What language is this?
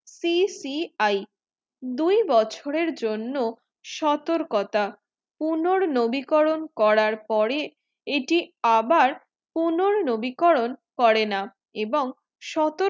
Bangla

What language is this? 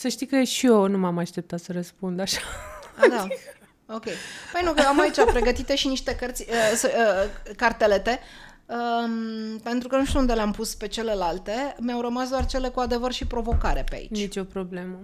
Romanian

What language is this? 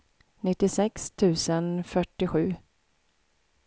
Swedish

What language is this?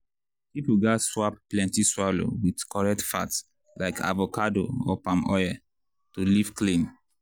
Nigerian Pidgin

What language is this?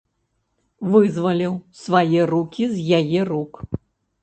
Belarusian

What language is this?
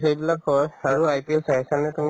Assamese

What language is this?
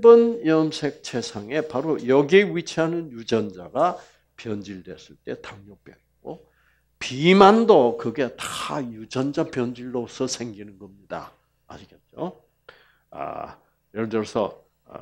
Korean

